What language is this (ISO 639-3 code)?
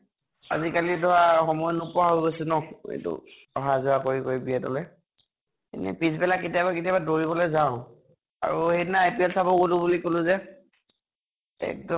asm